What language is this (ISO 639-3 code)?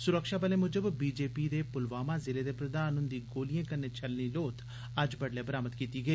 doi